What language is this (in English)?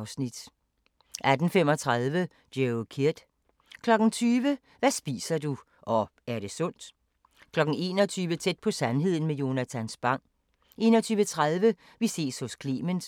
Danish